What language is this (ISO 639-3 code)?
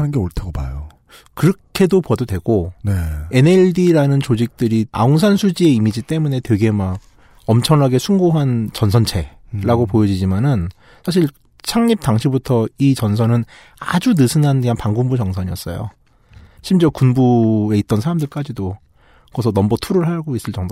kor